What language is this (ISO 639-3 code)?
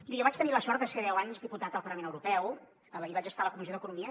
cat